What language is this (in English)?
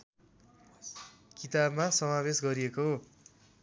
Nepali